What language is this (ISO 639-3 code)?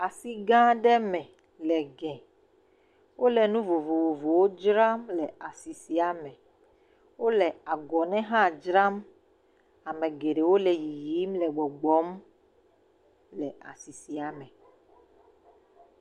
ewe